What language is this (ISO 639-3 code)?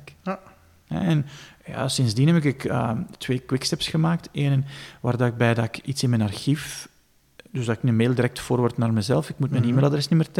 nld